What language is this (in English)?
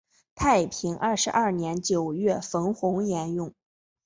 Chinese